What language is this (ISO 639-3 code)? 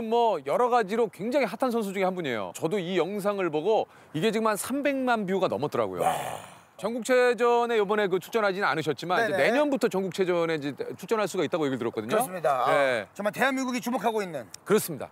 kor